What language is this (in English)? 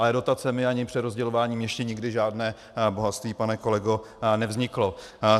Czech